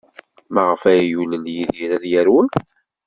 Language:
Kabyle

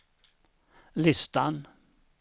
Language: Swedish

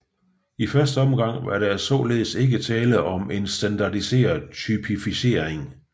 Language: Danish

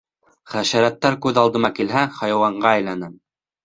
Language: Bashkir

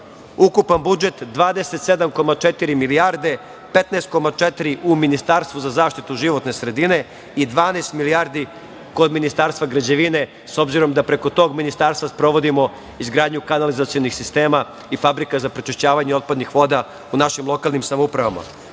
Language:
Serbian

